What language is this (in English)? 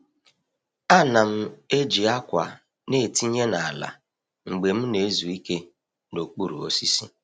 Igbo